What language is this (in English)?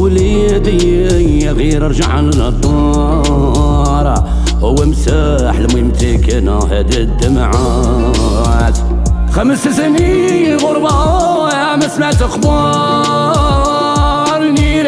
Arabic